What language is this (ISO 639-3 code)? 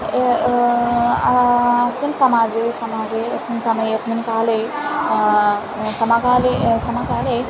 san